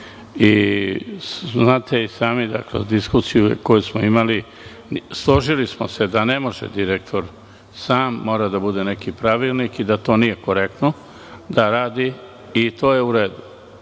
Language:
Serbian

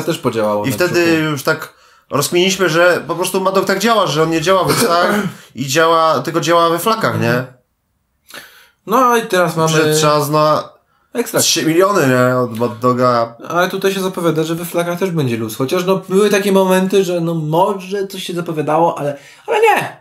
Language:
Polish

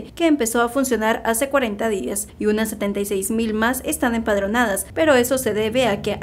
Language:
Spanish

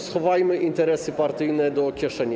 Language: Polish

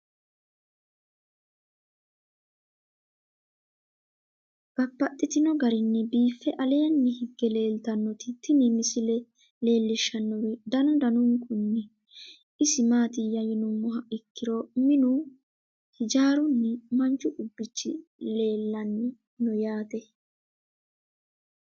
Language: Sidamo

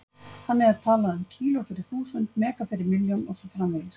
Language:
Icelandic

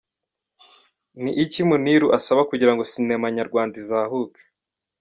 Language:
Kinyarwanda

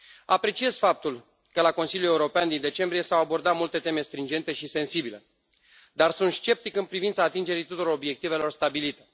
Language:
Romanian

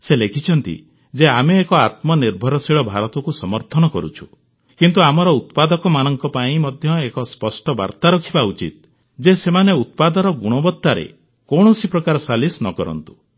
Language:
Odia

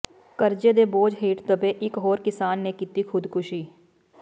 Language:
Punjabi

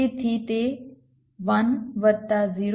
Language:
Gujarati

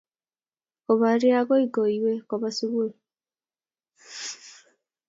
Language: Kalenjin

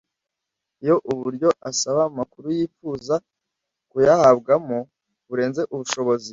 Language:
Kinyarwanda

